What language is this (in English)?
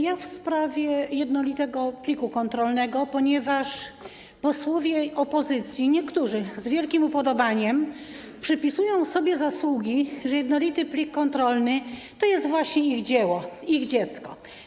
Polish